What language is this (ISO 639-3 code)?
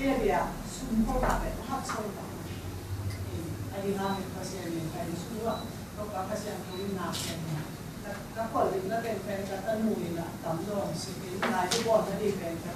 tha